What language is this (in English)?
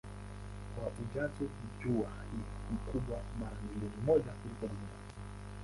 Swahili